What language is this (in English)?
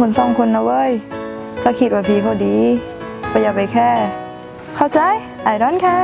Thai